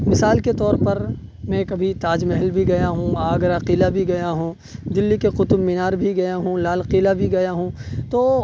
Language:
Urdu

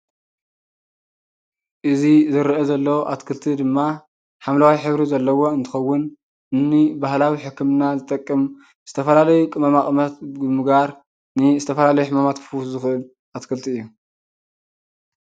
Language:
Tigrinya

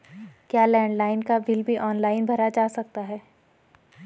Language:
Hindi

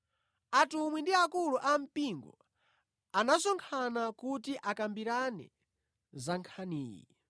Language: Nyanja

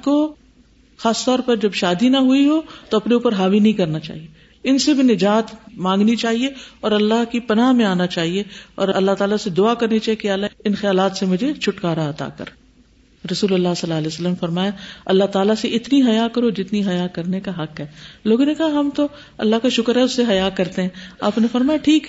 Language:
Urdu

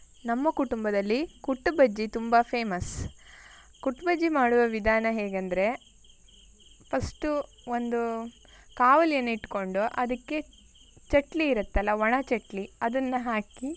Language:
Kannada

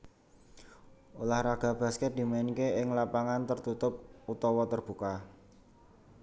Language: Javanese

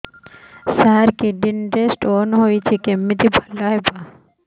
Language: Odia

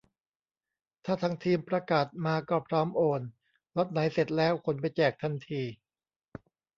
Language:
Thai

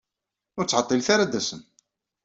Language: Kabyle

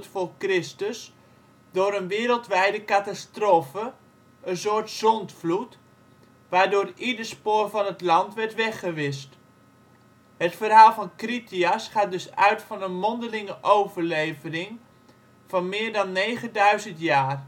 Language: Dutch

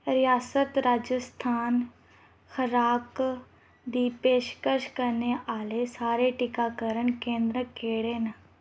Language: Dogri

